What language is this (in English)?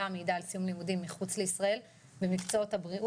Hebrew